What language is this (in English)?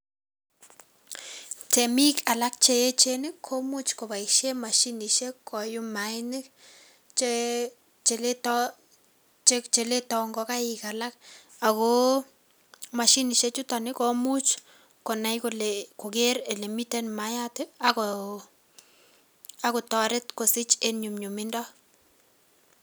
Kalenjin